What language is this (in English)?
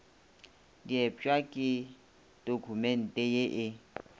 Northern Sotho